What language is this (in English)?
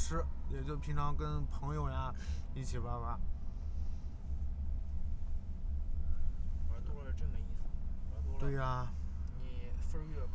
Chinese